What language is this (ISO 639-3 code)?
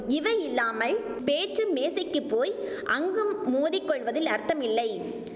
tam